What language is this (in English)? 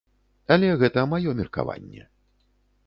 Belarusian